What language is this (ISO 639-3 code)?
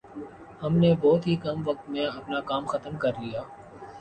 urd